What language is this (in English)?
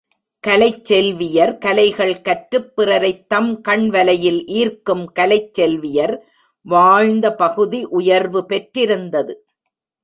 Tamil